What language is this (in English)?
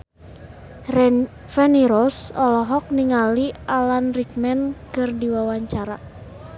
Sundanese